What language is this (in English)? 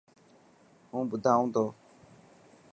Dhatki